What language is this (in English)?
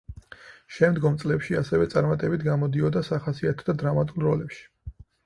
Georgian